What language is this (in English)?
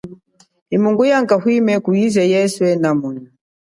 Chokwe